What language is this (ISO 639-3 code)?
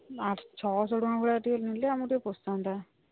ori